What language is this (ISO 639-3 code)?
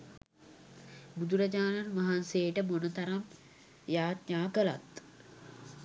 sin